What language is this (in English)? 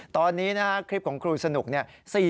Thai